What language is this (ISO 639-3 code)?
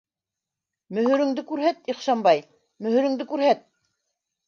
bak